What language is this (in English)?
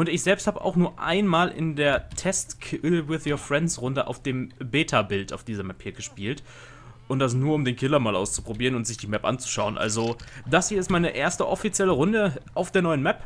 German